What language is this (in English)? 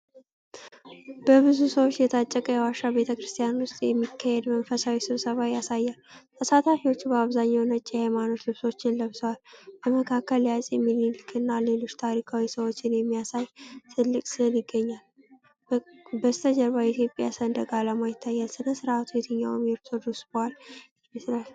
Amharic